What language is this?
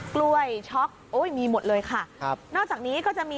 Thai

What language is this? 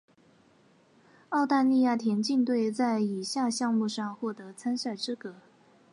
Chinese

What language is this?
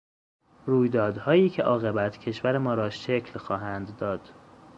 Persian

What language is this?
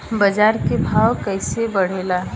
Bhojpuri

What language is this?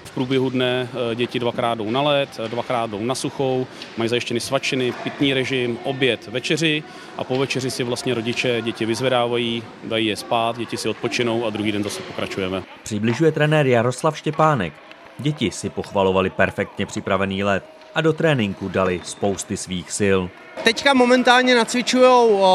Czech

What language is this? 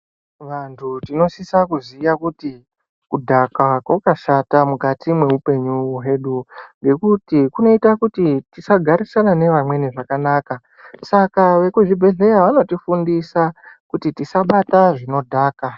Ndau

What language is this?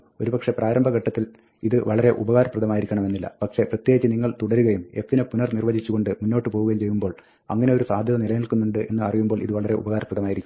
Malayalam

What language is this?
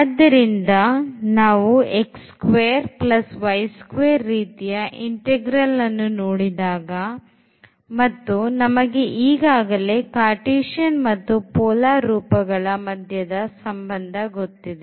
Kannada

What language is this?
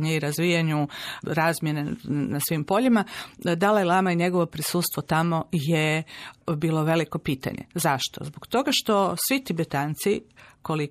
Croatian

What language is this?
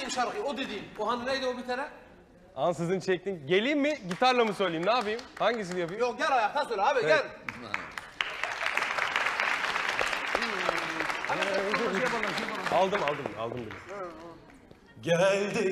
Turkish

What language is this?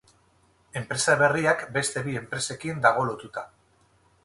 Basque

